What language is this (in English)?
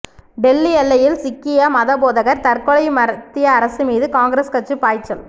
Tamil